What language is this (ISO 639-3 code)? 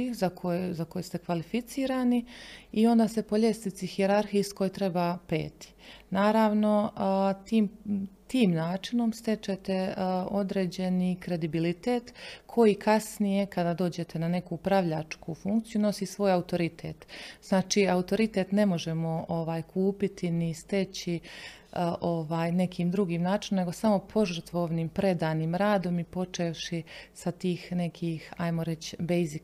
hrv